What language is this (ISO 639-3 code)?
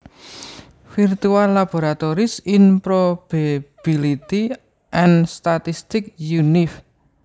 jav